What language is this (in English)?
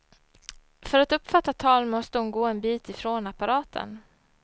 Swedish